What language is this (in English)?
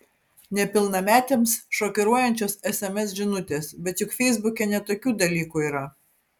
Lithuanian